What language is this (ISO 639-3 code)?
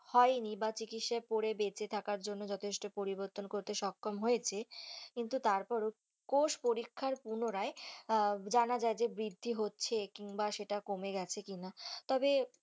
ben